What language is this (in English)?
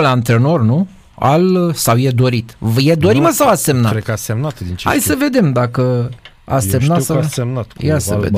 Romanian